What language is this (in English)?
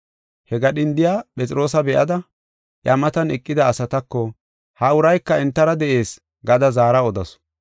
Gofa